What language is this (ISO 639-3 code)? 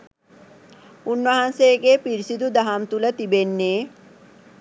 sin